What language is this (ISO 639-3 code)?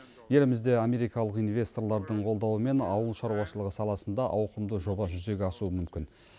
kaz